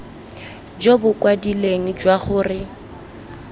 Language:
Tswana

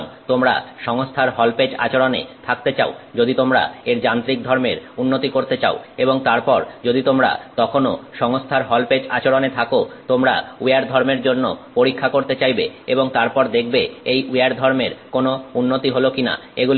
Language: Bangla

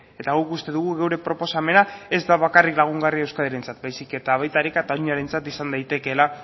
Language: Basque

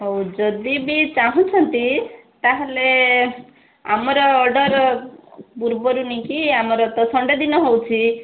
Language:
Odia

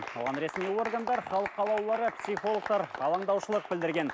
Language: Kazakh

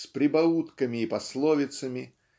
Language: Russian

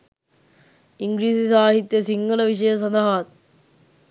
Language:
Sinhala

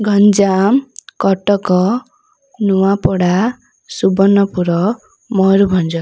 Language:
Odia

